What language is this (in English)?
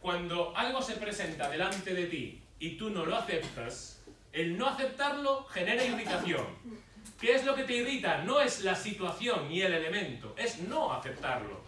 Spanish